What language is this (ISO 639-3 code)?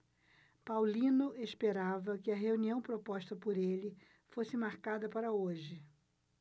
por